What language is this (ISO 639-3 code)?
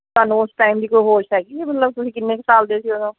pan